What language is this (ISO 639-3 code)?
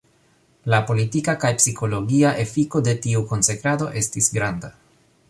epo